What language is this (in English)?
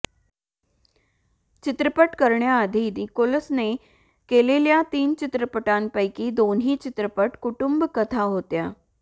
Marathi